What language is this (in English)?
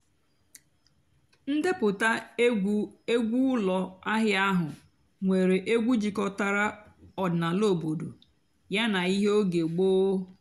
Igbo